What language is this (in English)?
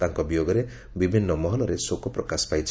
Odia